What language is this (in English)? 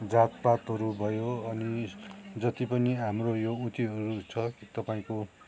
Nepali